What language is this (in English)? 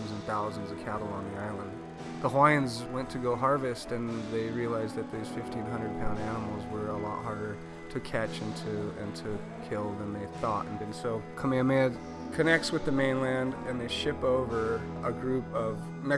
English